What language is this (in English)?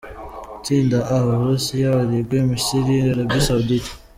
Kinyarwanda